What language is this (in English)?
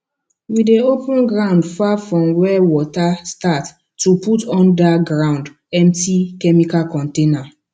Nigerian Pidgin